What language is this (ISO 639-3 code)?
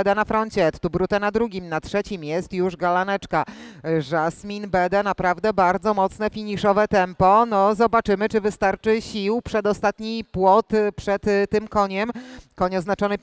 pol